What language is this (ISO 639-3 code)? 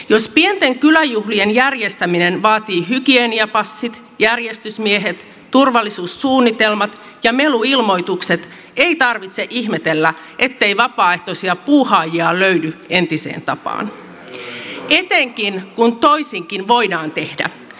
fin